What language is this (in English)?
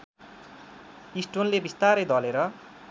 Nepali